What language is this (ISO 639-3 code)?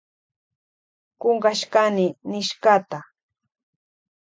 qvj